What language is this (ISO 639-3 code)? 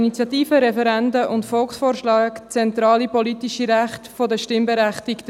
gsw